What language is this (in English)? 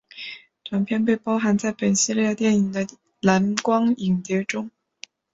Chinese